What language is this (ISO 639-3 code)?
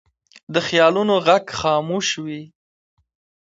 pus